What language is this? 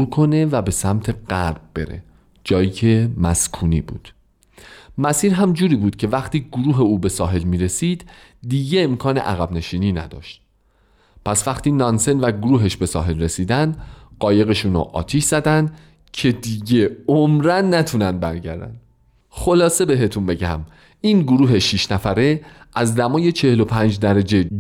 Persian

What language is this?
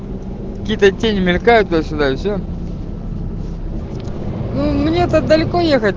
Russian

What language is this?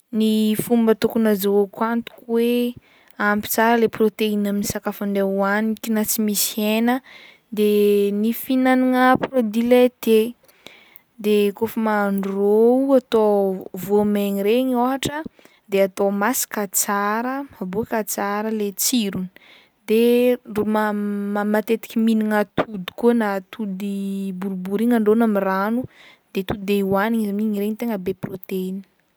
Northern Betsimisaraka Malagasy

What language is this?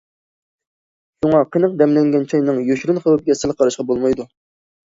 Uyghur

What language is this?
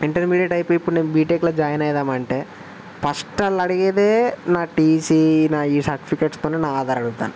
Telugu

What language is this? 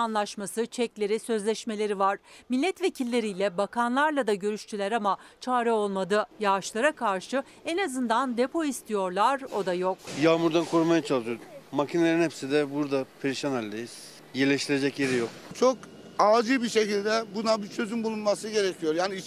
Turkish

